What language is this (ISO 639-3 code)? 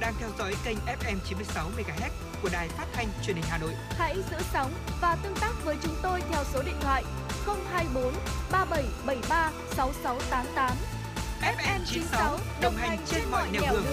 vie